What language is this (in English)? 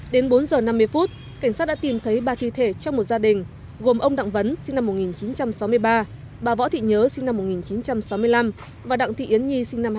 Vietnamese